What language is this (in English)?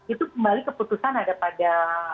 Indonesian